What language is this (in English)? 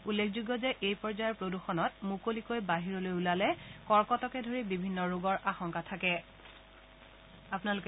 Assamese